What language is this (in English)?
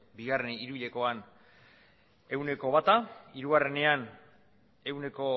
Basque